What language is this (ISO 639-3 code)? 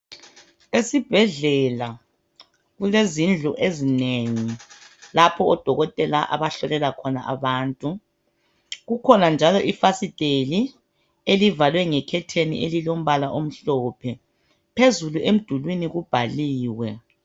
nde